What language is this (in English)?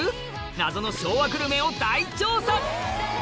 Japanese